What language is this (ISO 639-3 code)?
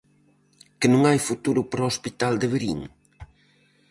glg